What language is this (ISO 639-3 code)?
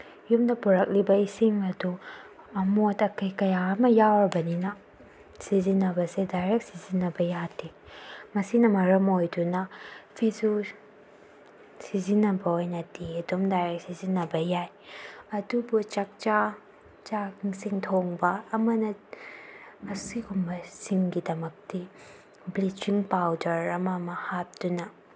mni